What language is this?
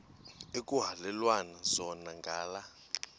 Xhosa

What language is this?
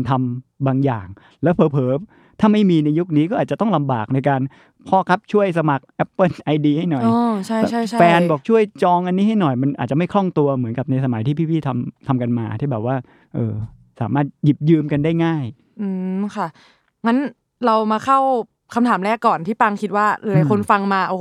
Thai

